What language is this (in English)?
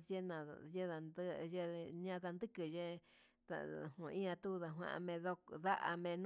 Huitepec Mixtec